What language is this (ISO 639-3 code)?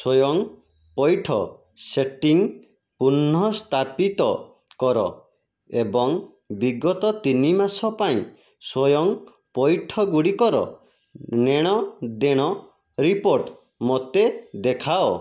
ori